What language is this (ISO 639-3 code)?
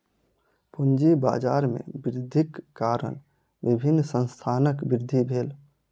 mai